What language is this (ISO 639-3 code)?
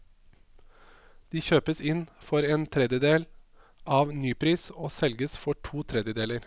nor